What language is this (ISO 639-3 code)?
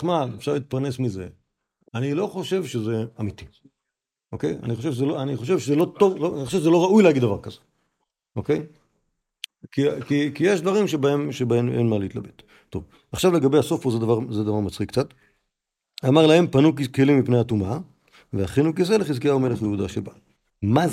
heb